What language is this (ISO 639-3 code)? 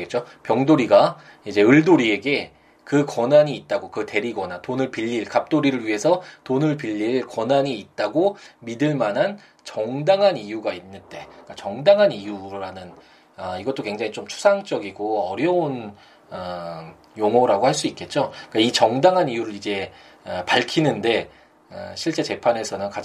kor